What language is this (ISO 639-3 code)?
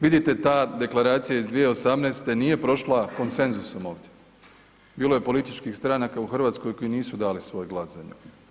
hrv